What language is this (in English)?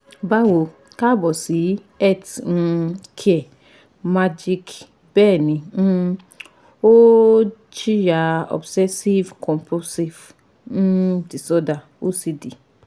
Yoruba